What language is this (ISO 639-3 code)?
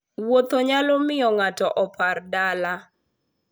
luo